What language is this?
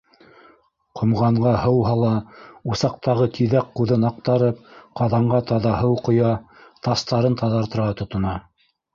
Bashkir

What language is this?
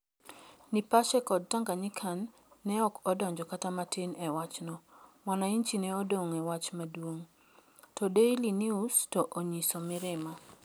Luo (Kenya and Tanzania)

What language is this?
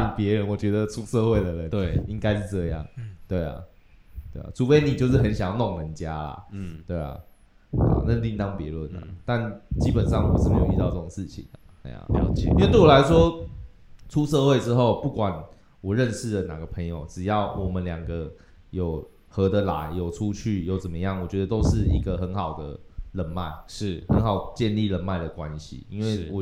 Chinese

